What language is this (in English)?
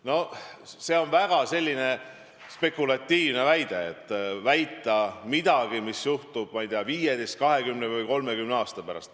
Estonian